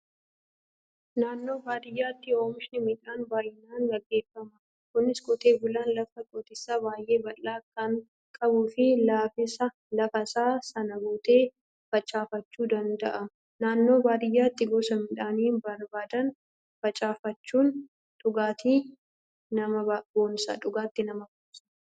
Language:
Oromo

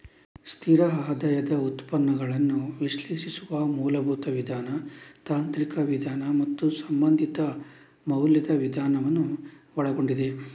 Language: Kannada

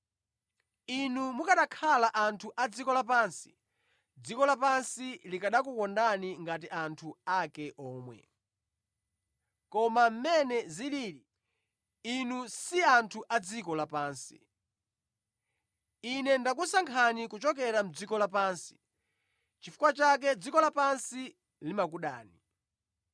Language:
Nyanja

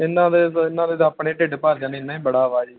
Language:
Punjabi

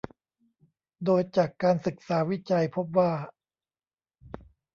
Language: Thai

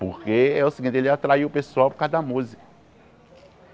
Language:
Portuguese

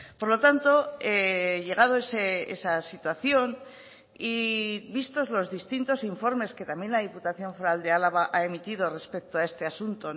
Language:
Spanish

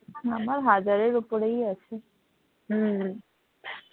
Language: Bangla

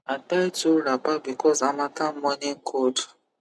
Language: Nigerian Pidgin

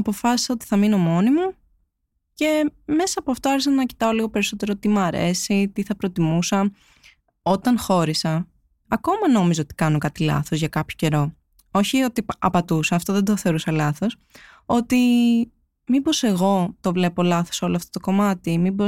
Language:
Greek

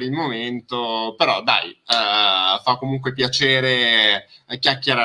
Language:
Italian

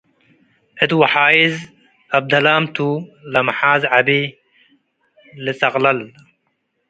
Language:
Tigre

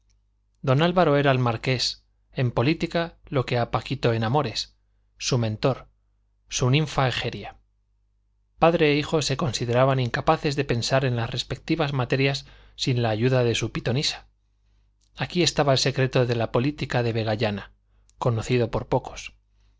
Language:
Spanish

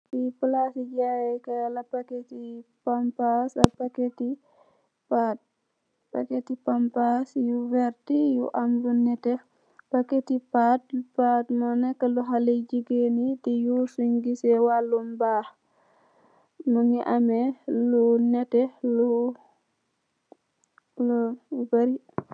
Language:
Wolof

